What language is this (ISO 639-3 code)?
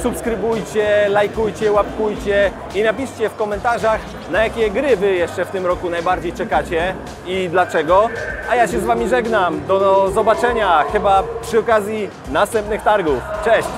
pol